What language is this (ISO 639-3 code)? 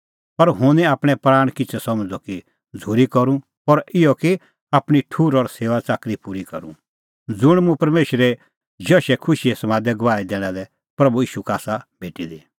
kfx